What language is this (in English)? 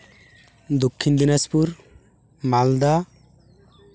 Santali